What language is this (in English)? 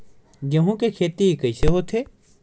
Chhattisgarhi